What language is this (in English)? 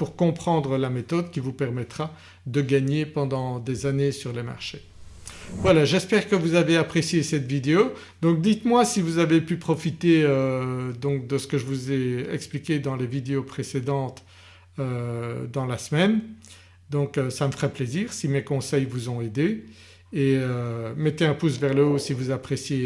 French